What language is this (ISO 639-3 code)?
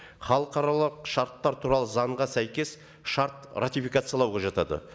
kaz